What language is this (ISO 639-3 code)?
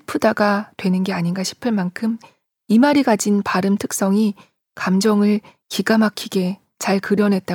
kor